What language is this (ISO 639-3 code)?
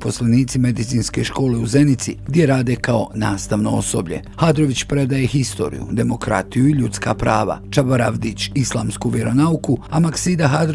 hrv